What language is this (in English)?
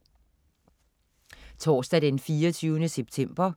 Danish